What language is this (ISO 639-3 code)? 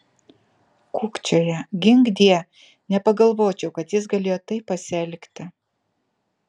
lit